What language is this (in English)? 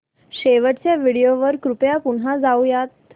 Marathi